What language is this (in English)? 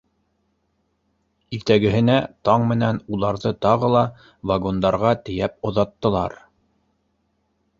Bashkir